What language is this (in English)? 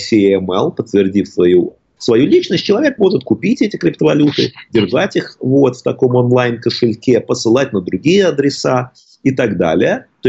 Russian